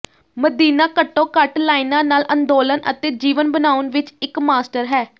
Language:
Punjabi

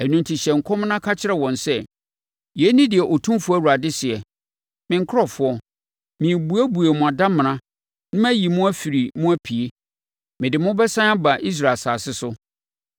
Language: Akan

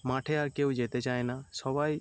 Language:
Bangla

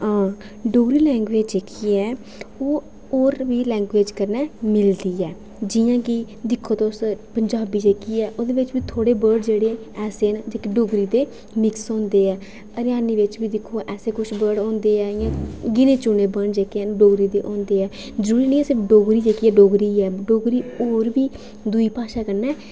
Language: Dogri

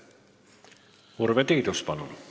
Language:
Estonian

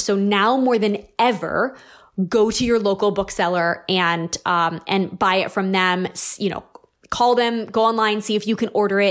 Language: English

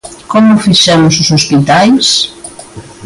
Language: Galician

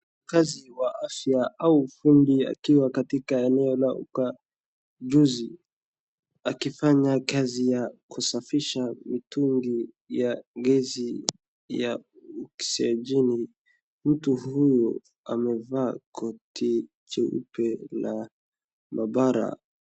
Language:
Swahili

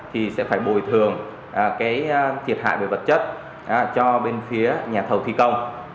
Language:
Vietnamese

